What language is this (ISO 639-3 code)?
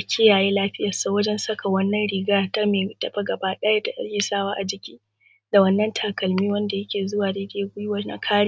hau